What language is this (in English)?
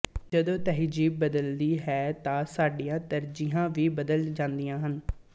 Punjabi